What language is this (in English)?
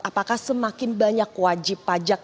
Indonesian